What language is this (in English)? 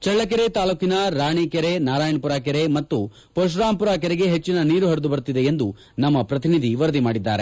Kannada